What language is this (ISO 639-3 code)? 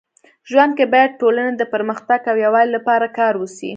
pus